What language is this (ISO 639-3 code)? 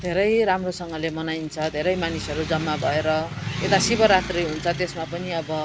nep